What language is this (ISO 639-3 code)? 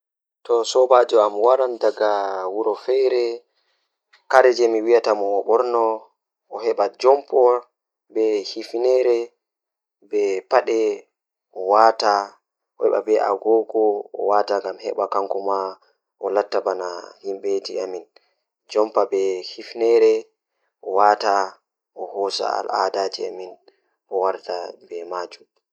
ful